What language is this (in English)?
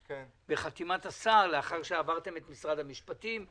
Hebrew